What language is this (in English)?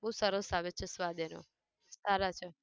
Gujarati